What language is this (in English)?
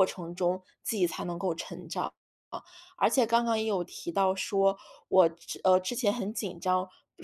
Chinese